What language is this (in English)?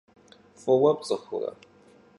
Kabardian